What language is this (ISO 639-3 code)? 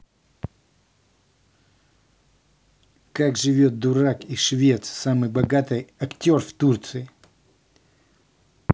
rus